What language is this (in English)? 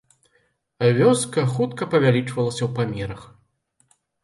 Belarusian